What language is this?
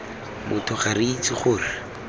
Tswana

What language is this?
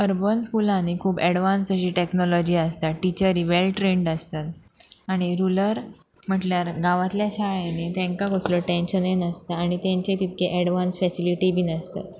Konkani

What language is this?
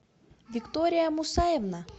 Russian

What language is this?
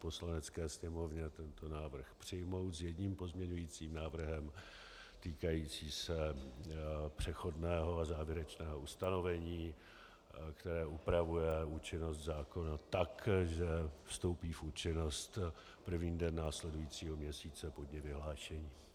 Czech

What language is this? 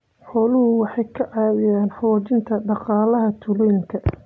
Somali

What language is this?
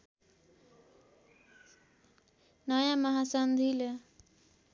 Nepali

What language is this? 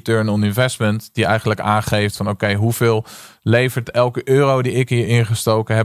Dutch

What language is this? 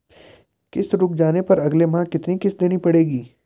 Hindi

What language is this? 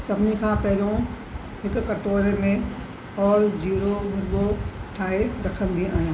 Sindhi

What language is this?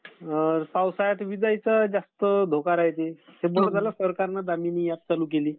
Marathi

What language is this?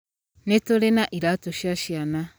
Kikuyu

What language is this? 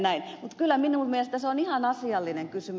Finnish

